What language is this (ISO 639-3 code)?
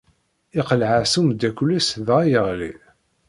kab